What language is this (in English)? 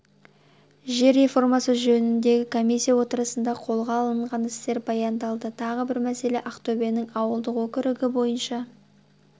Kazakh